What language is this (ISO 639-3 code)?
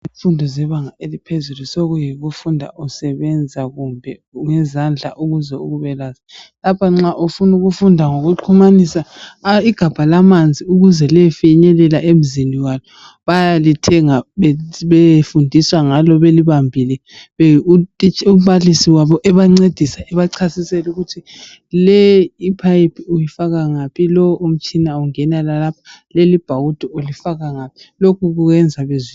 nde